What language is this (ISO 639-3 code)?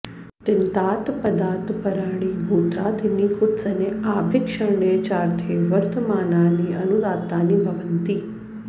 san